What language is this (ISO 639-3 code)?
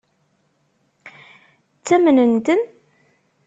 kab